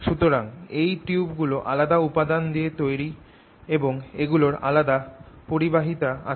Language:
Bangla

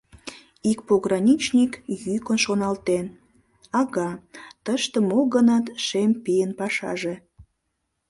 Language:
Mari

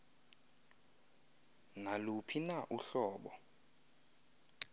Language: Xhosa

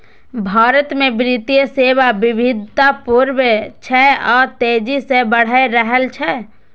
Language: Maithili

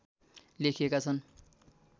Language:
Nepali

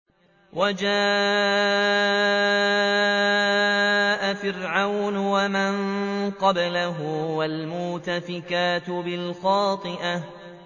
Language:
Arabic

